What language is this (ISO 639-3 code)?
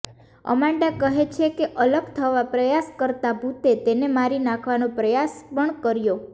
guj